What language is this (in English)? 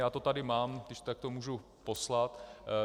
Czech